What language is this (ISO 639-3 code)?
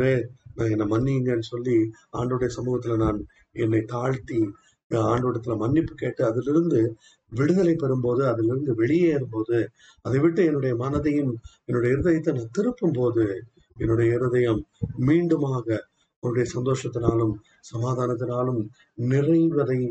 tam